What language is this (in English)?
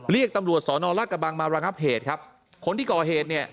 Thai